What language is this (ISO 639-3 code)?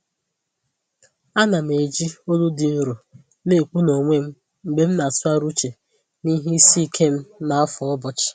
ibo